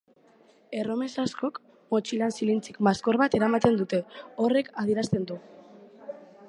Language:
Basque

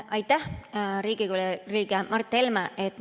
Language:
Estonian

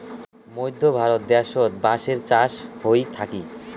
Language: Bangla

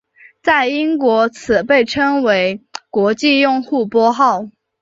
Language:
Chinese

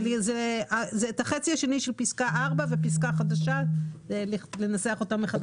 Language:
Hebrew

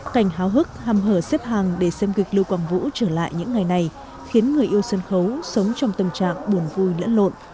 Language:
Vietnamese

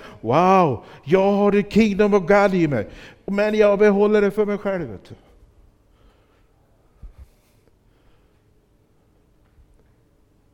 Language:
Swedish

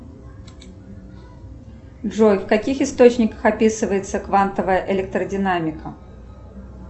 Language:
Russian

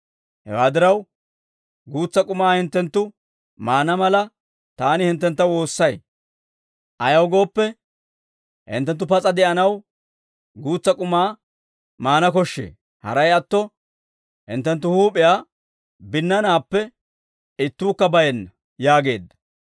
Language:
Dawro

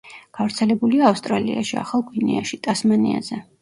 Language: Georgian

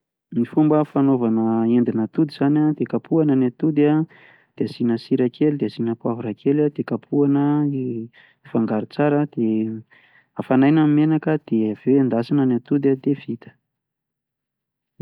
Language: Malagasy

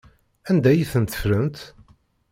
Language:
Kabyle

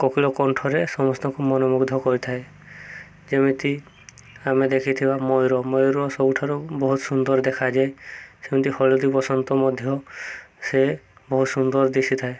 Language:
Odia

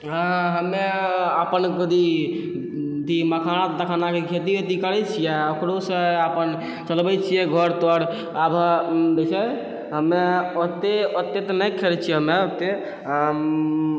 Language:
Maithili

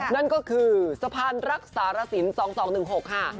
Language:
Thai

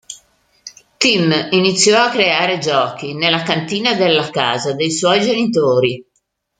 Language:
Italian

